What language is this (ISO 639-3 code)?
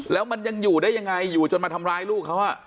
tha